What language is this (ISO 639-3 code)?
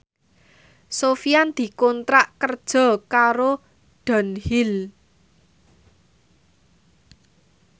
jav